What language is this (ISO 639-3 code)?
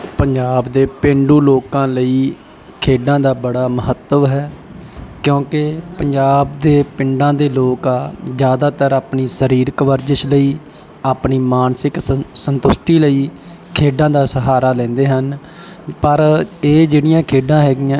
pan